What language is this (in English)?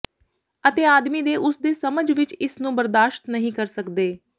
Punjabi